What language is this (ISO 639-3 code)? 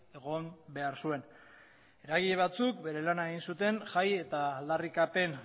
eus